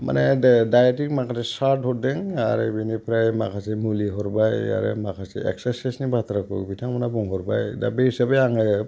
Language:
Bodo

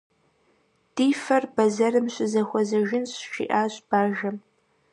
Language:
Kabardian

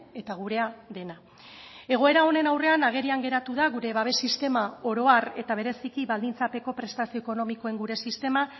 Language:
Basque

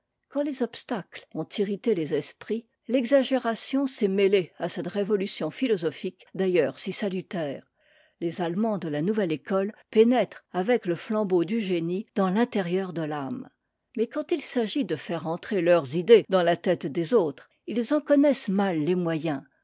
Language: French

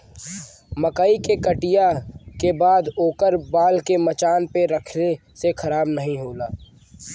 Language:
Bhojpuri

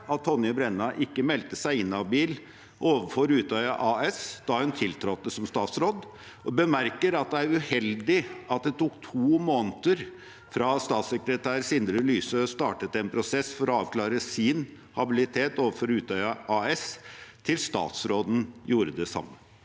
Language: Norwegian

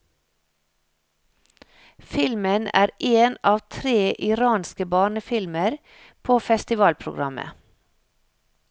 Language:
Norwegian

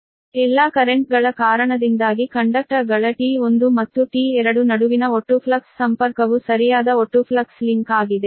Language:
Kannada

